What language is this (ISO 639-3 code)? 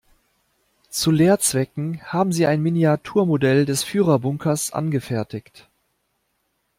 deu